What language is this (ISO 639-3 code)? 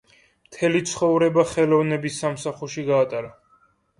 kat